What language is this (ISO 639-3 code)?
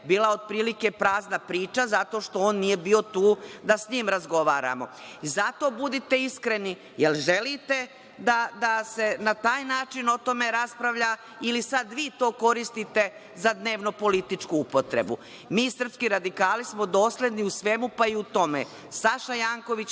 srp